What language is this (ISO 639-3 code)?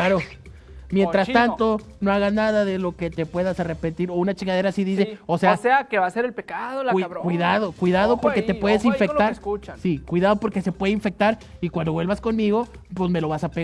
spa